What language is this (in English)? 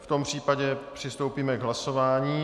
Czech